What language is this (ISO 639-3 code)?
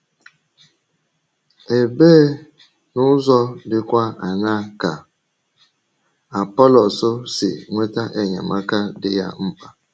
ibo